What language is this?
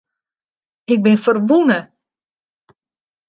Western Frisian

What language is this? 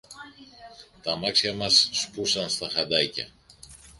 Greek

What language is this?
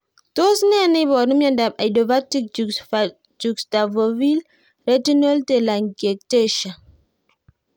Kalenjin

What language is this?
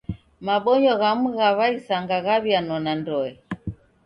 Taita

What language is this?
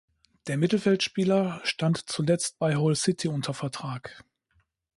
German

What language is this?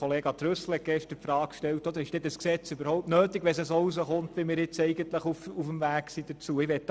Swiss German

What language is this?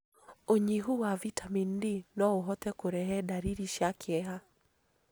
Kikuyu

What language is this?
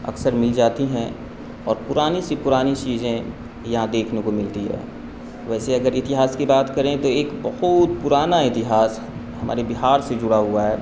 Urdu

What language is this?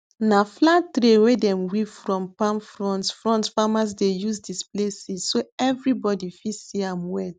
Nigerian Pidgin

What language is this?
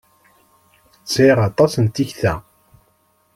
Kabyle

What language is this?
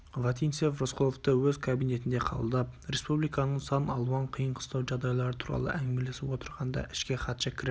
Kazakh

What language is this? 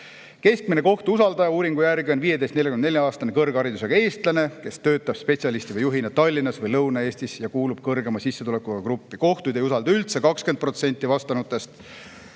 Estonian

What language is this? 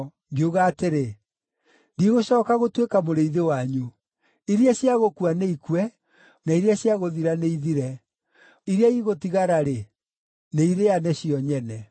Kikuyu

